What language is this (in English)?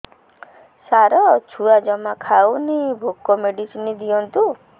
Odia